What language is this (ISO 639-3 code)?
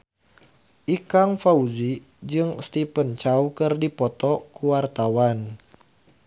sun